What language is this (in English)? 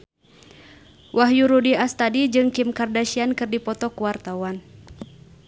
Sundanese